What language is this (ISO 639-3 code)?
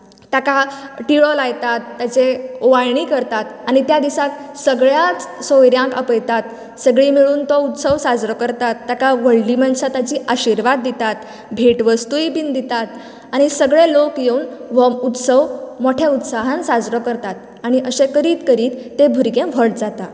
kok